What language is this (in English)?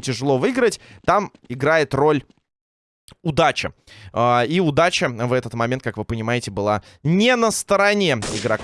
Russian